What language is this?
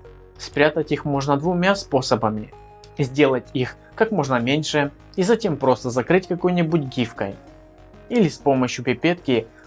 Russian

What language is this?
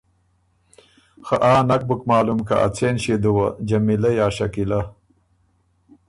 Ormuri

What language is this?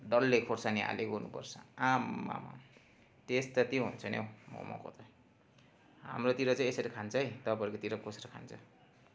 Nepali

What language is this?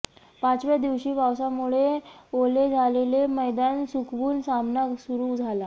Marathi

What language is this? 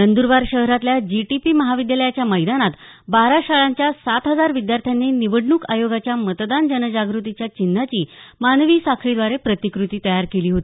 Marathi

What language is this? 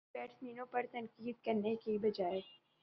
Urdu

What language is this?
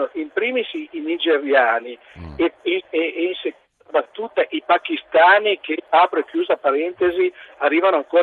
Italian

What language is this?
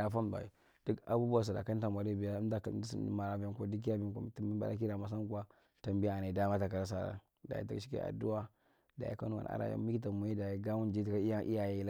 Marghi Central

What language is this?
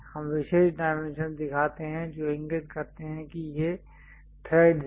Hindi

